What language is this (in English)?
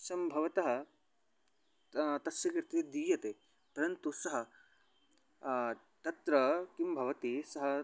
Sanskrit